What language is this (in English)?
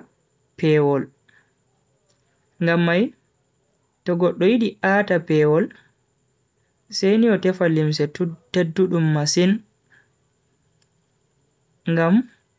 Bagirmi Fulfulde